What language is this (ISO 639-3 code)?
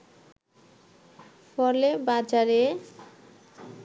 ben